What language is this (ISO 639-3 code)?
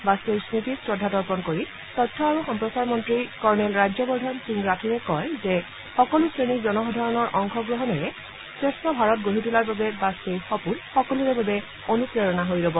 asm